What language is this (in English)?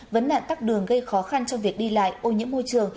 Vietnamese